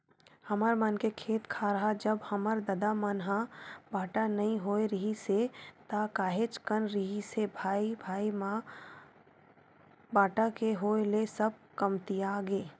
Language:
Chhattisgarhi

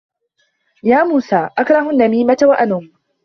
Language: Arabic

